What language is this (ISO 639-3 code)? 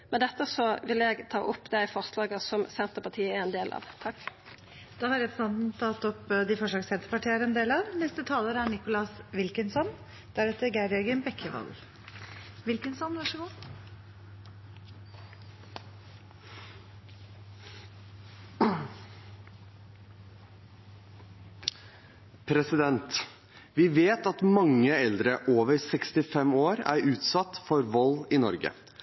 nor